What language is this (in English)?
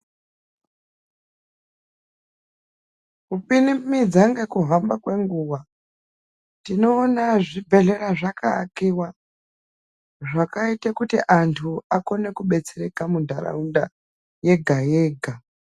Ndau